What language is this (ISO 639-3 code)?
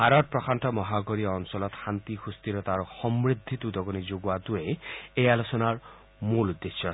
asm